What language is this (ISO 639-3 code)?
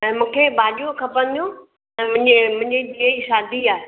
snd